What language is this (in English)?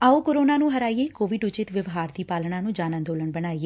Punjabi